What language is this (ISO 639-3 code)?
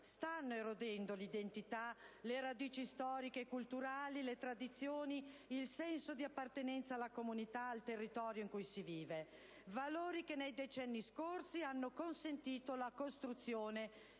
ita